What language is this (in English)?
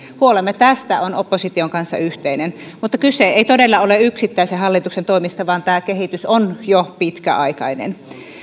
Finnish